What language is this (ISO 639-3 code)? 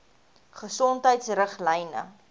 afr